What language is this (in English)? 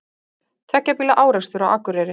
Icelandic